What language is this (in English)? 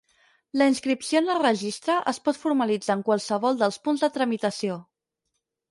Catalan